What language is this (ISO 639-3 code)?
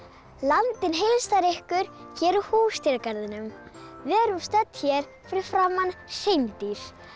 isl